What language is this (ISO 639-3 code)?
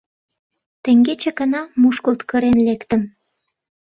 chm